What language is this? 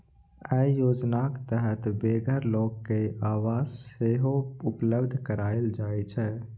Maithili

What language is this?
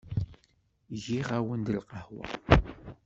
Kabyle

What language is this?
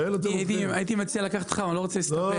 Hebrew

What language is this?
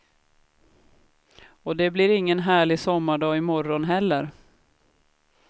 Swedish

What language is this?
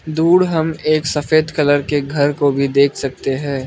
Hindi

